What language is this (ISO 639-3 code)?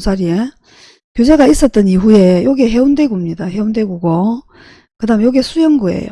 kor